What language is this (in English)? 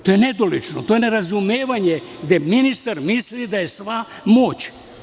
Serbian